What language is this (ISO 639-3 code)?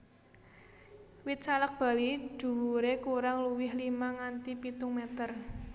jav